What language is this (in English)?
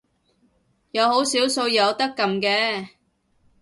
Cantonese